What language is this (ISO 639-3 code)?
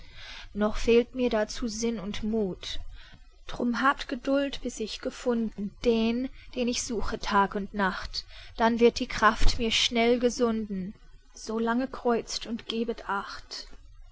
deu